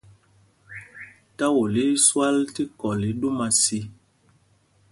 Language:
Mpumpong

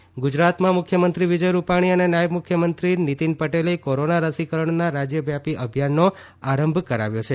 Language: Gujarati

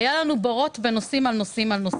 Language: Hebrew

